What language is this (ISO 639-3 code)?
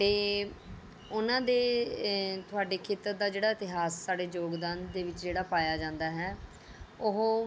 pan